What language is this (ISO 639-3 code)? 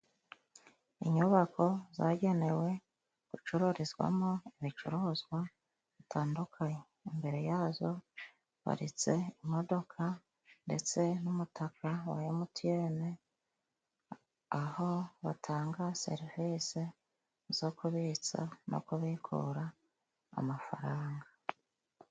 kin